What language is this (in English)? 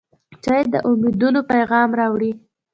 Pashto